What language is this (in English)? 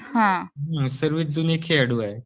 Marathi